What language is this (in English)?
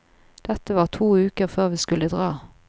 Norwegian